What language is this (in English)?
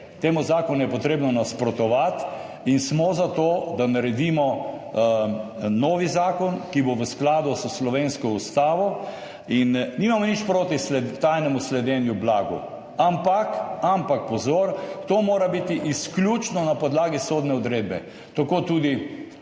Slovenian